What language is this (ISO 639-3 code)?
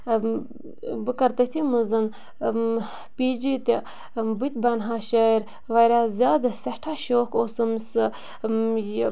kas